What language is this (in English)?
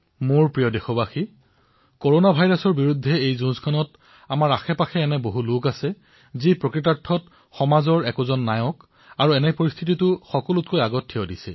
Assamese